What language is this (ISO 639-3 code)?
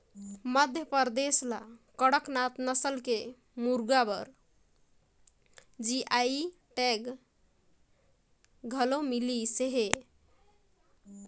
hne